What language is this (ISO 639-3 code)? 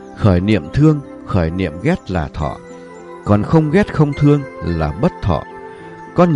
vie